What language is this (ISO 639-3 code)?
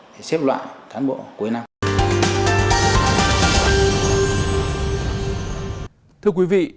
vie